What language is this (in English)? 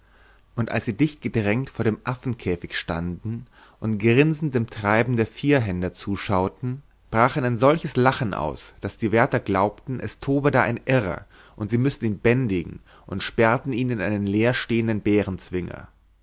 German